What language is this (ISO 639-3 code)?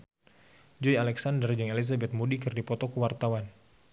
sun